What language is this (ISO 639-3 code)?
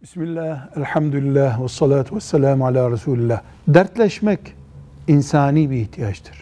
tur